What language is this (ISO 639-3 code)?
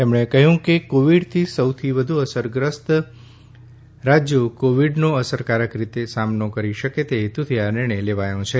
guj